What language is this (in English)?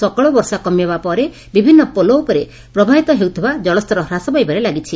Odia